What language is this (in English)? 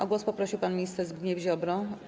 Polish